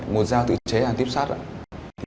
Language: Vietnamese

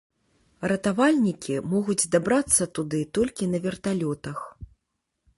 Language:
Belarusian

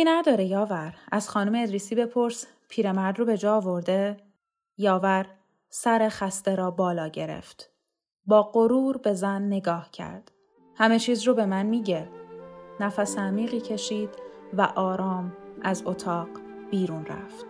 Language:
Persian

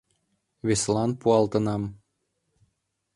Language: Mari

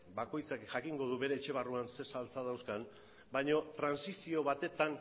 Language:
Basque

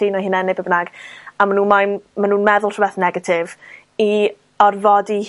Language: Welsh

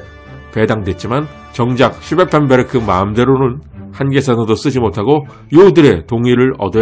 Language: Korean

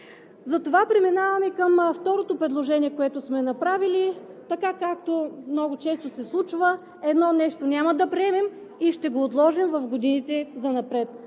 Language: Bulgarian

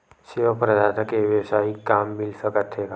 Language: Chhattisgarhi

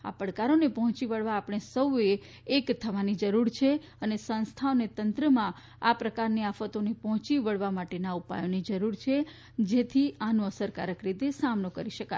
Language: Gujarati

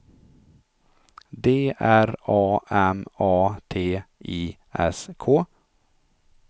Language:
Swedish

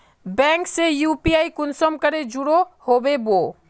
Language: Magahi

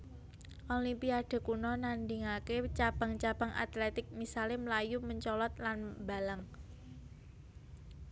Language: Javanese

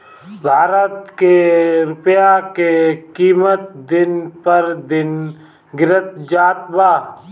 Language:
Bhojpuri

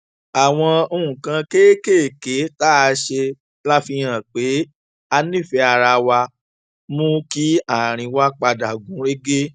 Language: Yoruba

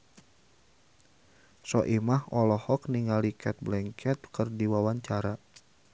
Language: Sundanese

